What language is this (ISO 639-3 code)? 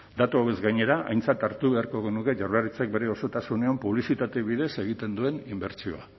eus